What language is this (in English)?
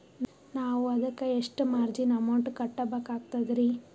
Kannada